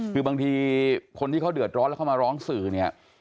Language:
Thai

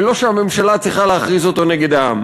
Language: Hebrew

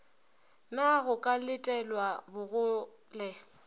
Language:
Northern Sotho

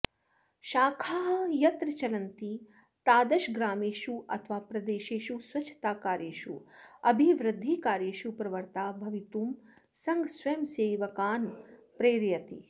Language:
Sanskrit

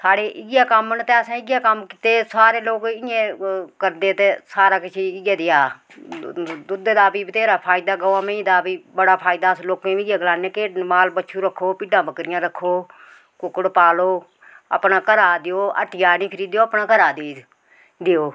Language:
Dogri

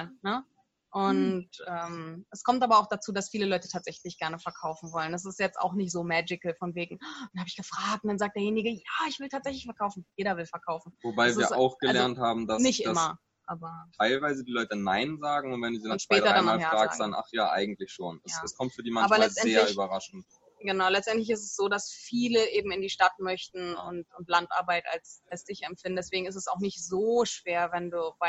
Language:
German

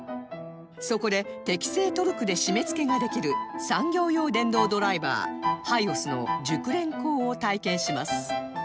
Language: Japanese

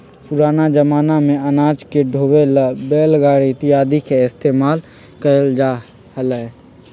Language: Magahi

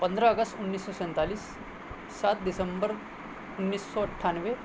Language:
Urdu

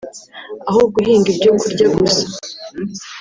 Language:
Kinyarwanda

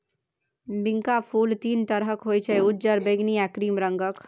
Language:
Maithili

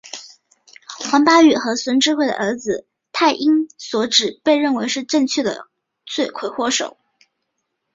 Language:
Chinese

